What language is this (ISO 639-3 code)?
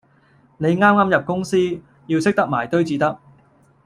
yue